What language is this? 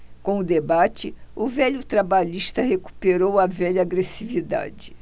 Portuguese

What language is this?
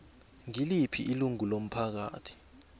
South Ndebele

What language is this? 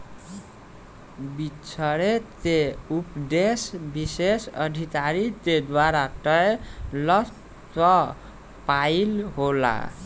Bhojpuri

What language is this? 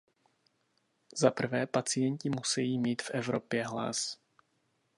Czech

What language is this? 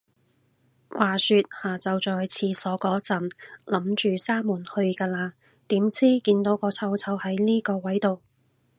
Cantonese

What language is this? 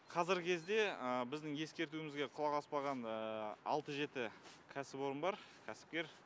Kazakh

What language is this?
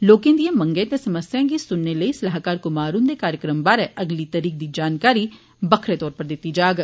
Dogri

